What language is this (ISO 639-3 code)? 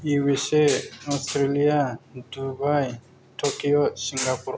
brx